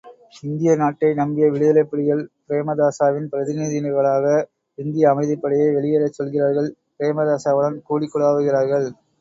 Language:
Tamil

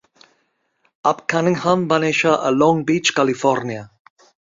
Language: Catalan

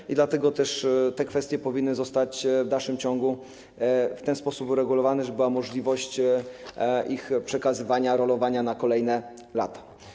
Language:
Polish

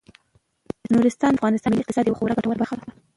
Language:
Pashto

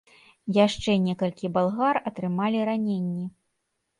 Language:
Belarusian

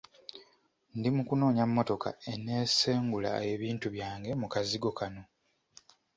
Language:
Ganda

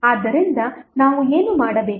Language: Kannada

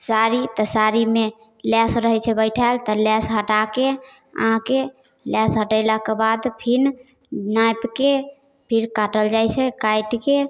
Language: Maithili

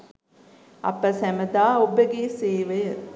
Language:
Sinhala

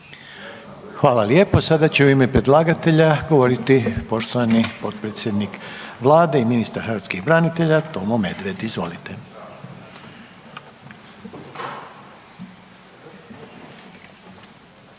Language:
Croatian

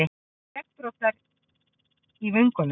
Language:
Icelandic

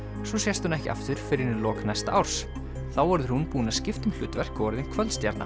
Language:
Icelandic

